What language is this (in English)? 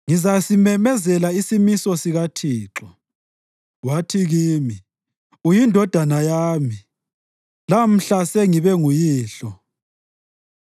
North Ndebele